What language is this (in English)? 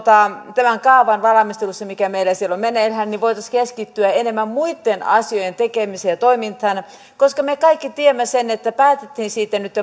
Finnish